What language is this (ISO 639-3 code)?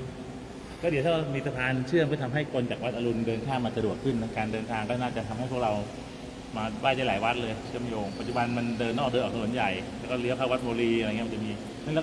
tha